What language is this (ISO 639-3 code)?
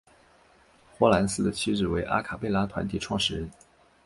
zho